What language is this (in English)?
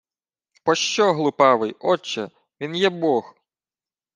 Ukrainian